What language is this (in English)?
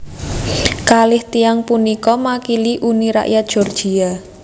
Javanese